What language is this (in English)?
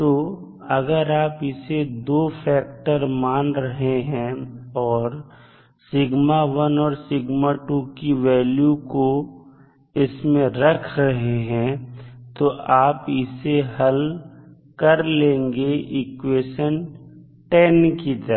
Hindi